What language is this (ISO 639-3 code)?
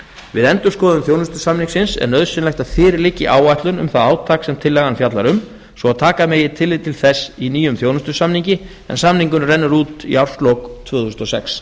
isl